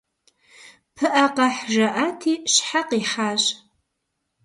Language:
Kabardian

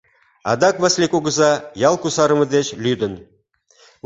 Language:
Mari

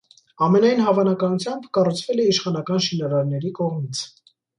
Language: Armenian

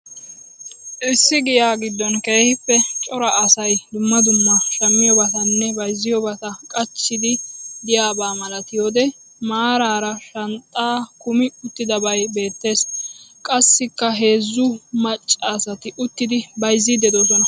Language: Wolaytta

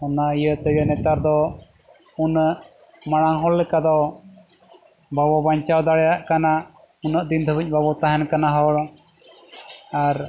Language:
Santali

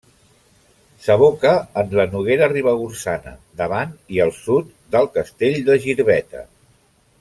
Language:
Catalan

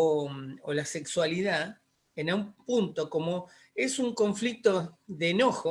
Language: Spanish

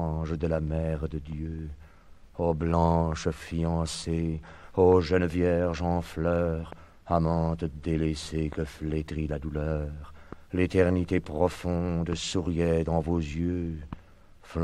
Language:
French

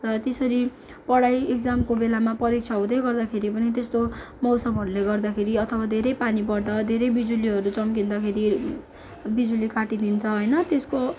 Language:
Nepali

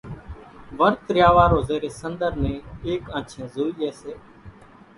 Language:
Kachi Koli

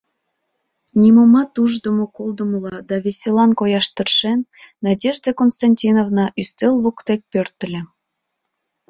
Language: Mari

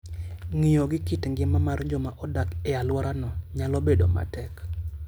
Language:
Luo (Kenya and Tanzania)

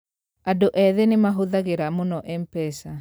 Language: Kikuyu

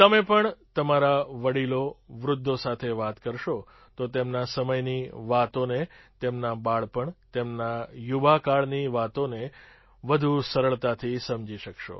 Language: Gujarati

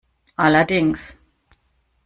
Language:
German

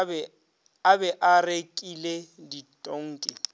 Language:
Northern Sotho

